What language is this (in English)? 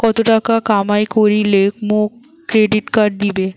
Bangla